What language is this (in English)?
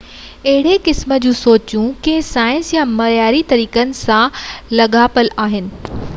Sindhi